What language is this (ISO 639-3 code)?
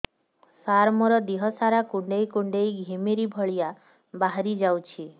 ori